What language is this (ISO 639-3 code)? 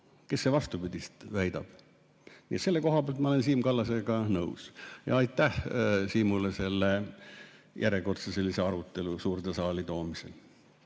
est